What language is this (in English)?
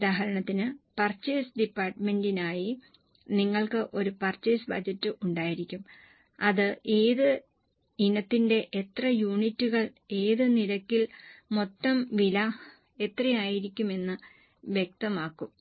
Malayalam